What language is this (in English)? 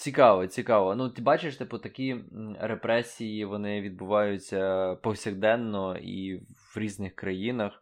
Ukrainian